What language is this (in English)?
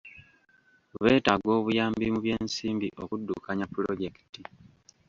Ganda